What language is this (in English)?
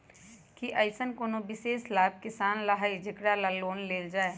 Magahi